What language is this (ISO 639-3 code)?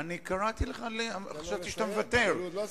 heb